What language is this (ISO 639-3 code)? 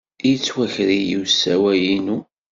kab